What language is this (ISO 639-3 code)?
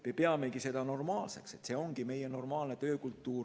est